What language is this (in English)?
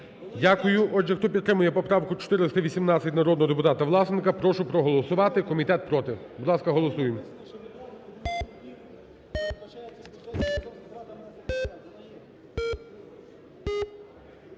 Ukrainian